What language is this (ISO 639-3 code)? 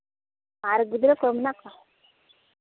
sat